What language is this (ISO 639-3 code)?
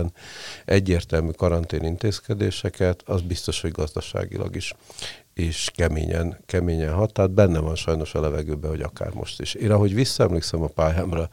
hun